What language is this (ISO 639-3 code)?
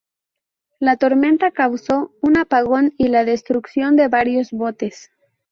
spa